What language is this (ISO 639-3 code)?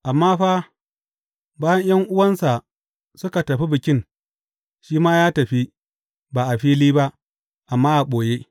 hau